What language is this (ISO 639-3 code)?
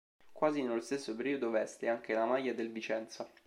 ita